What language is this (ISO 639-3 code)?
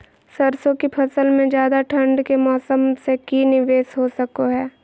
mag